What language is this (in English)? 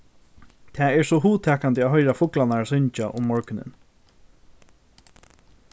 Faroese